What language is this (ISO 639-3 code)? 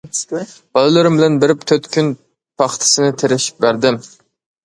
uig